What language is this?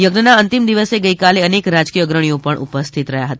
Gujarati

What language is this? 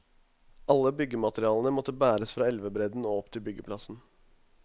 Norwegian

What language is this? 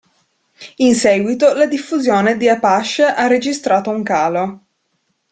Italian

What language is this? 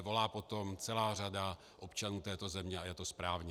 Czech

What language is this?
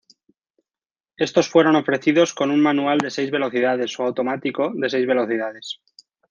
Spanish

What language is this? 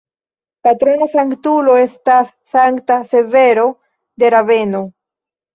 Esperanto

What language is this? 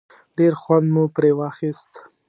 Pashto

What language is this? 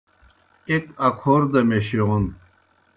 Kohistani Shina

